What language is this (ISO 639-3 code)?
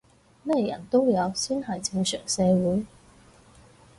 yue